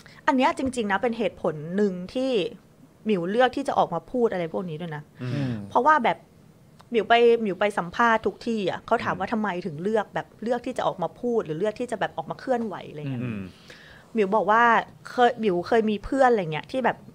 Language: Thai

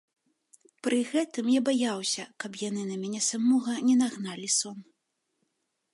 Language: Belarusian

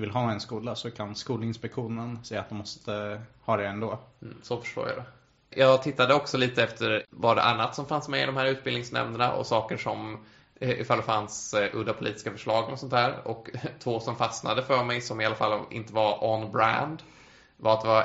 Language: Swedish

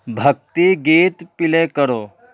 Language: Urdu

